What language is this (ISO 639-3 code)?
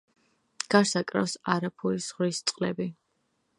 kat